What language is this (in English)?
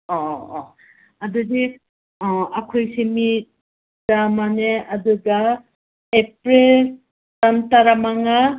Manipuri